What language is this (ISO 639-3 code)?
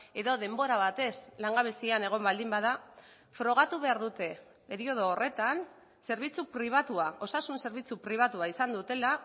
eus